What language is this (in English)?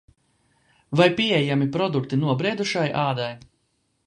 Latvian